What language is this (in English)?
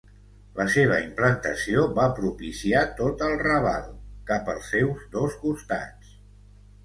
Catalan